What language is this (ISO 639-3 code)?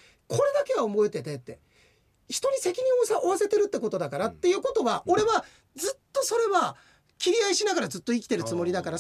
jpn